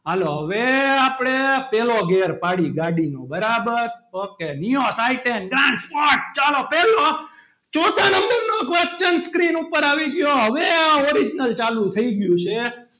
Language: Gujarati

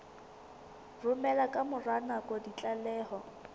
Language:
Southern Sotho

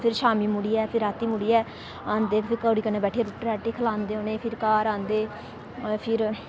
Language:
Dogri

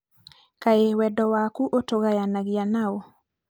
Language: Kikuyu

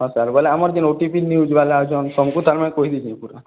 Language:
Odia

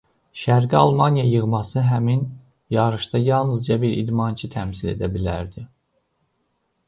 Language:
Azerbaijani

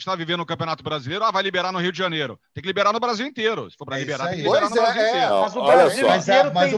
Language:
Portuguese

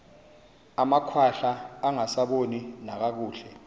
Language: Xhosa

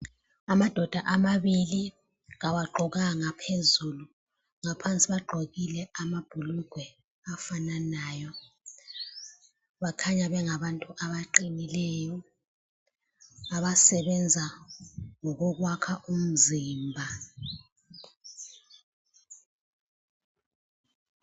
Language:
North Ndebele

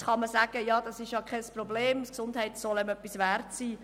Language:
Swiss German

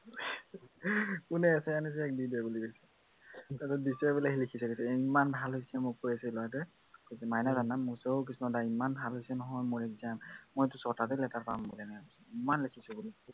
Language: Assamese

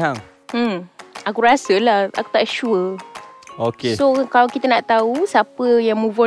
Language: Malay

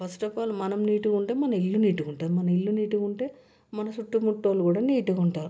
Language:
Telugu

